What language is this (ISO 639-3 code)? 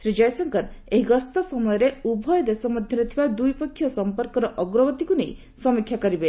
ori